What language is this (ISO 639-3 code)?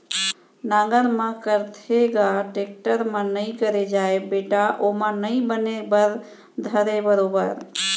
hne